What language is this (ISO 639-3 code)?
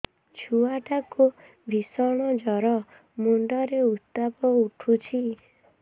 ori